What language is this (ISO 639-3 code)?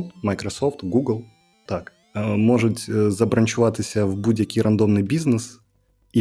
ukr